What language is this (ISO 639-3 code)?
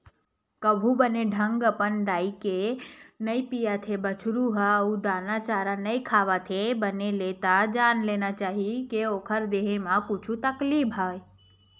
hne